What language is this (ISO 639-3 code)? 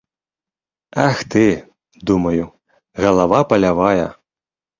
bel